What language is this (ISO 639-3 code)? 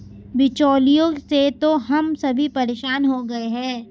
hin